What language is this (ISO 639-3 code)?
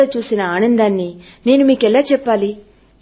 tel